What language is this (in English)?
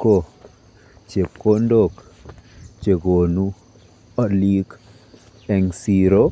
Kalenjin